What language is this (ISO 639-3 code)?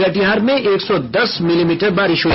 hin